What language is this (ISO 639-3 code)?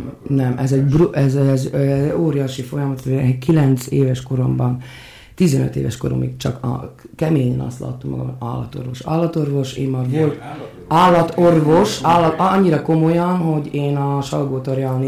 hun